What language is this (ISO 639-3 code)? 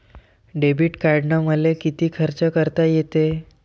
mar